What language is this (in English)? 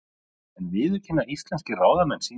Icelandic